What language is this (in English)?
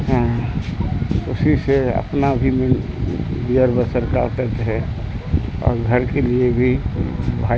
Urdu